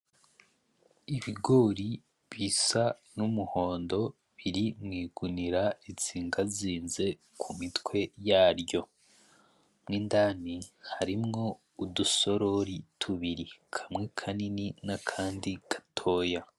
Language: Rundi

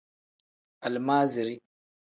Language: Tem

